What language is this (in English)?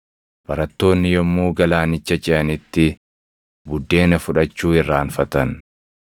Oromo